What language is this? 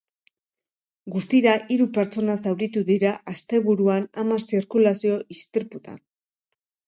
Basque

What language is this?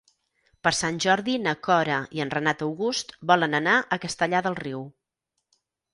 Catalan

